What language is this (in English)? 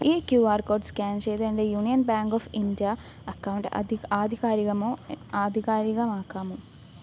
Malayalam